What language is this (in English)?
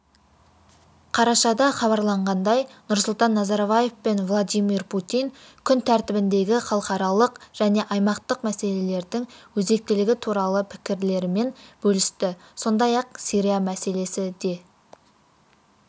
Kazakh